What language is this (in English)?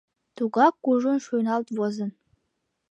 Mari